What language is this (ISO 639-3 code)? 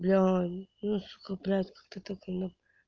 rus